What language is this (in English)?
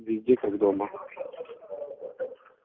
Russian